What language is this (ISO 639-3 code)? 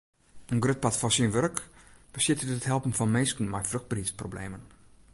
fry